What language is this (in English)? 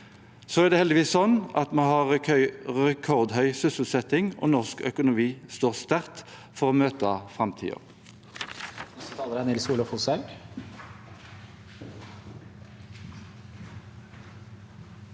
Norwegian